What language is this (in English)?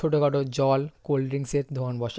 Bangla